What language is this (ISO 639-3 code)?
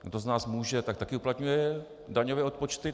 ces